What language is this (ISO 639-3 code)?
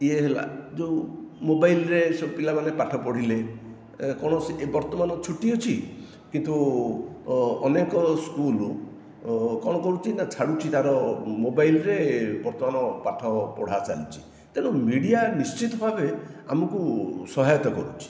ori